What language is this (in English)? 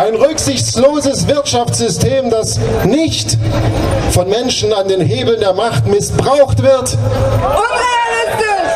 German